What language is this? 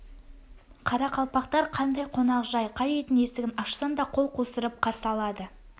Kazakh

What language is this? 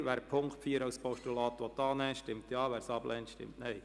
Swiss German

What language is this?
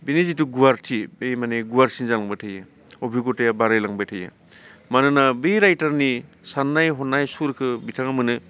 Bodo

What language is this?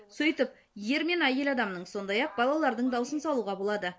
Kazakh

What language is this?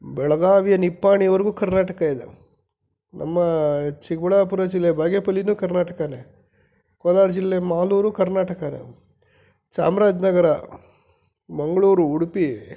Kannada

